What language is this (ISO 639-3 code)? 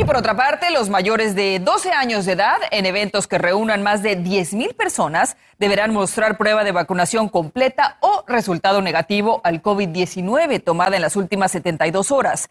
spa